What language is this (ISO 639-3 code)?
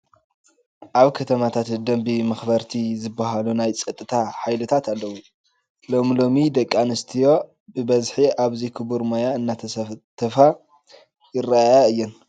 tir